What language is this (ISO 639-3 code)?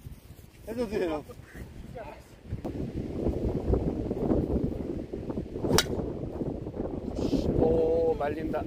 kor